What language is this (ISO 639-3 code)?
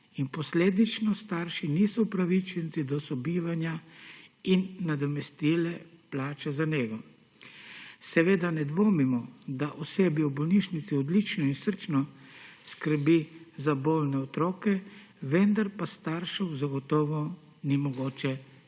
slv